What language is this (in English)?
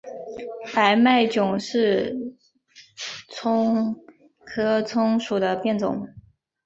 Chinese